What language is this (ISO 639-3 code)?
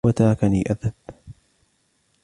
ara